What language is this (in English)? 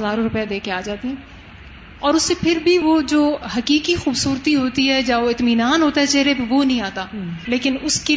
Urdu